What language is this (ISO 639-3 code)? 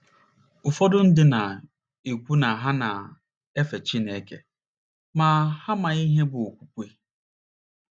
ibo